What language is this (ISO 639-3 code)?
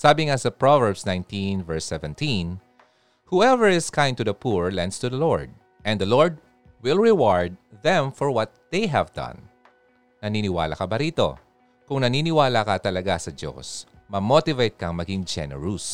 fil